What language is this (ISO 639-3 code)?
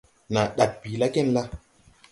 tui